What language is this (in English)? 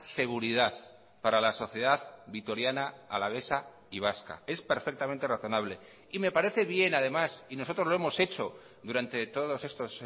Spanish